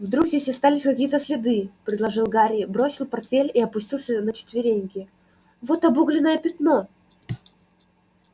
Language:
Russian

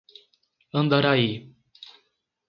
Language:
Portuguese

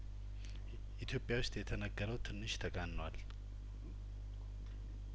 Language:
Amharic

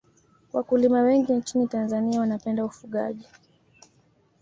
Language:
Swahili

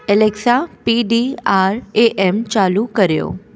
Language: Sindhi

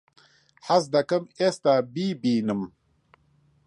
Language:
Central Kurdish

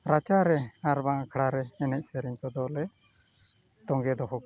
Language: Santali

